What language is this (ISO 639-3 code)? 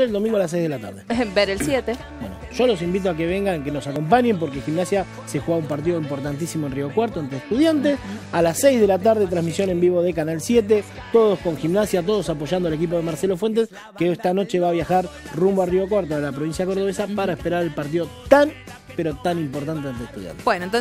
spa